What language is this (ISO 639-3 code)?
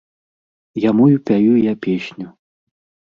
bel